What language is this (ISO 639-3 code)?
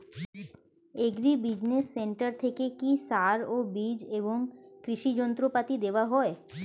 ben